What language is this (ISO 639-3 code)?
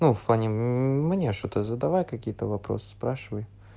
rus